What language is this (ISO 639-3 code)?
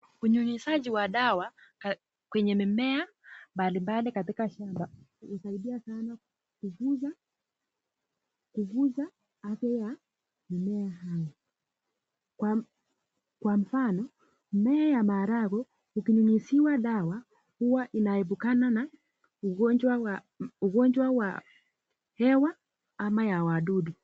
swa